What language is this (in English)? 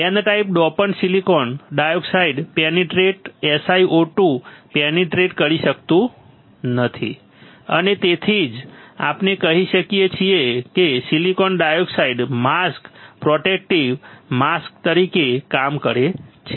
Gujarati